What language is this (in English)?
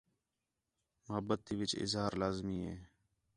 Khetrani